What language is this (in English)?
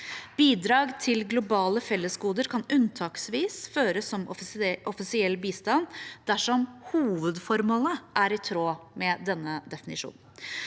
Norwegian